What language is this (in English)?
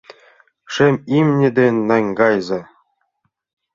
Mari